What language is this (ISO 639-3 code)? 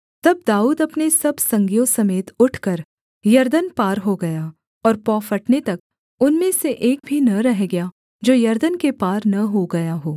hin